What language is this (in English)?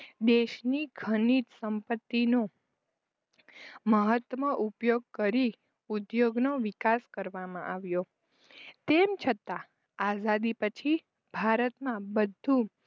Gujarati